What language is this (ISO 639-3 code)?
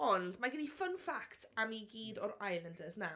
cym